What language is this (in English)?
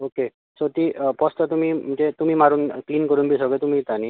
Konkani